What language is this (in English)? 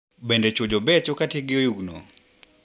Luo (Kenya and Tanzania)